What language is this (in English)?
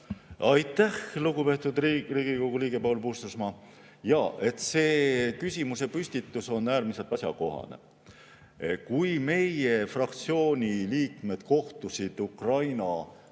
Estonian